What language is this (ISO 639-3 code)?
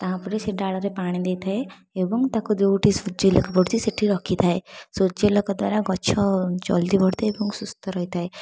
ori